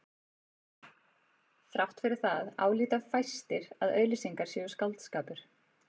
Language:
Icelandic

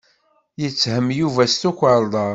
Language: Kabyle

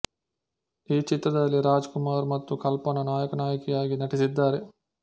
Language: Kannada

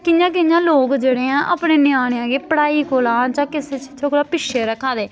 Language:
Dogri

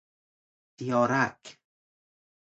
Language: Persian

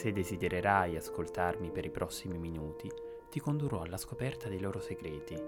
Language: Italian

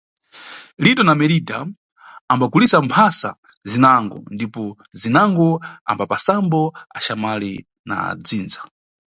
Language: Nyungwe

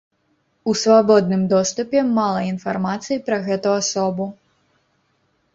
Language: Belarusian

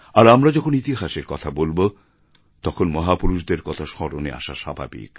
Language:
Bangla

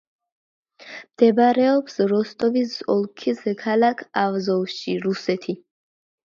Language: Georgian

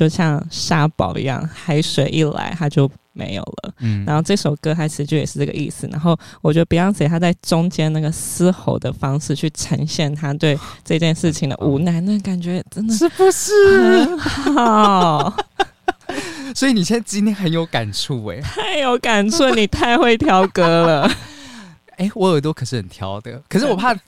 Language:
Chinese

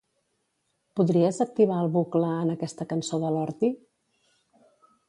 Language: Catalan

